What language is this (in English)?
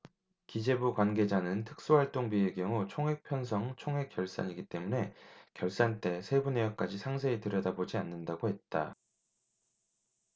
Korean